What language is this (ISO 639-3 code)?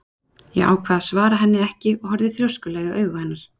isl